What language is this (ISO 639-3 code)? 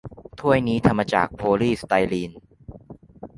tha